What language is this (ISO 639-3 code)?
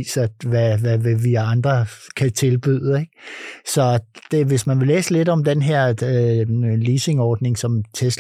dan